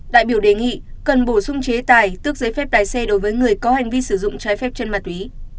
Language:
Vietnamese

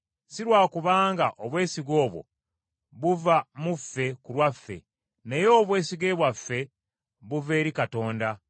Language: Ganda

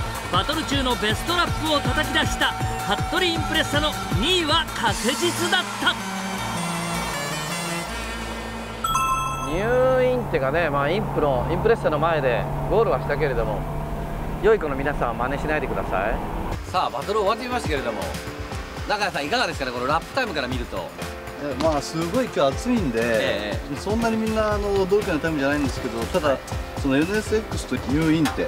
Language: Japanese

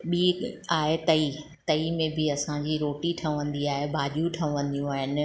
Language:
Sindhi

